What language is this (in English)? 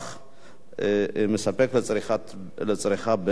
Hebrew